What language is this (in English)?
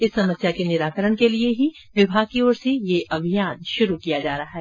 Hindi